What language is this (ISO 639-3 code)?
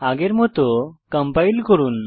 ben